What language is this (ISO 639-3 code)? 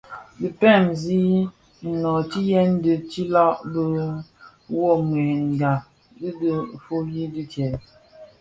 ksf